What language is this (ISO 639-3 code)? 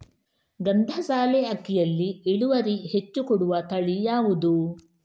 kan